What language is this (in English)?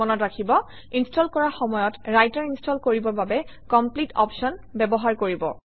Assamese